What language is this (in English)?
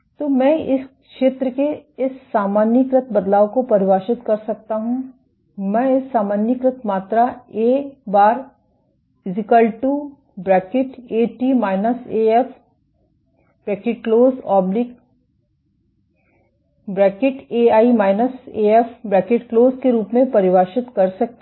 Hindi